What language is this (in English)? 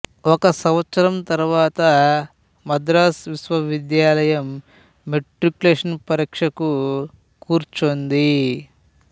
Telugu